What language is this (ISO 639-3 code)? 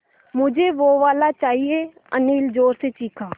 hin